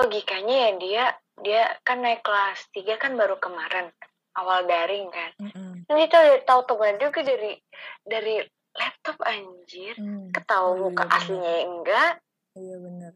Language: Indonesian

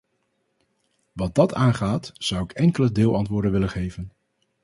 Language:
Dutch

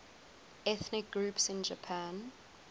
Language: English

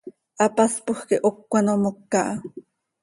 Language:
Seri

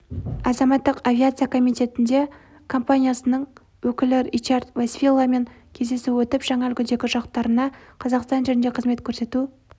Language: Kazakh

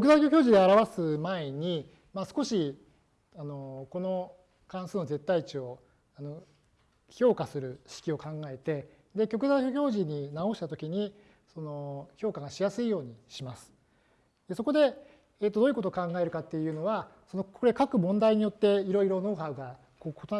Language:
Japanese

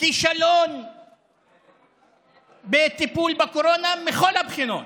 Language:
Hebrew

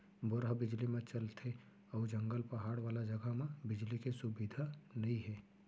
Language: Chhattisgarhi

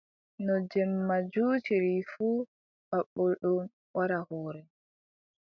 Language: Adamawa Fulfulde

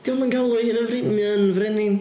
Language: Welsh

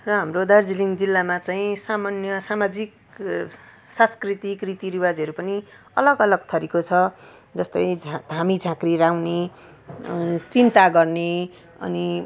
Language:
Nepali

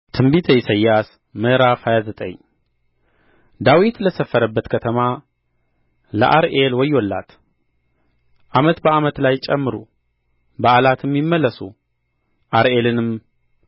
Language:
Amharic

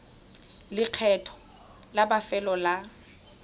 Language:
Tswana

